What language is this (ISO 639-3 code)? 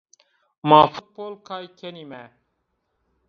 zza